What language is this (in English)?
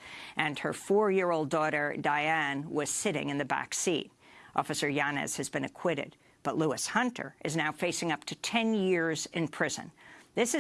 English